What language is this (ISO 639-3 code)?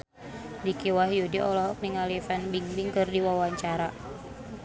sun